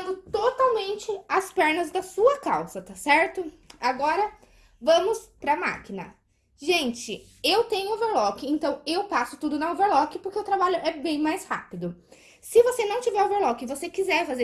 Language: Portuguese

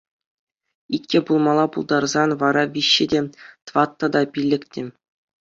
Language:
Chuvash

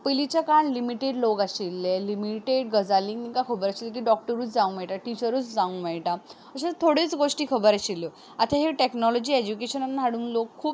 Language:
Konkani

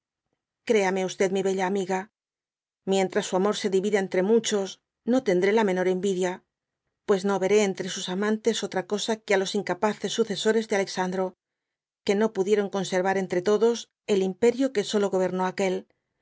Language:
Spanish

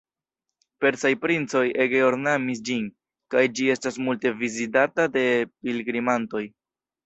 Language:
Esperanto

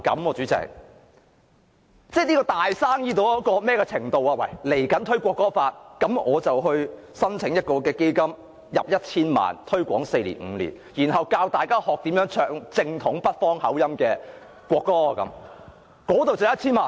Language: Cantonese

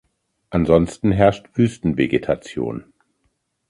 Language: German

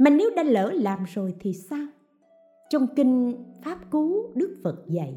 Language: Vietnamese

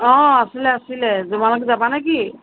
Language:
Assamese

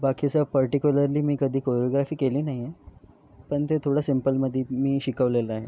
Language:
Marathi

